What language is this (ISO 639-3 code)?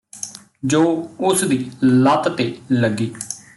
pan